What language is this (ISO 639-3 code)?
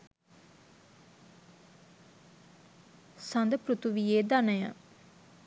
sin